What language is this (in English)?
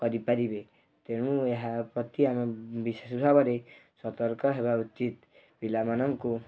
Odia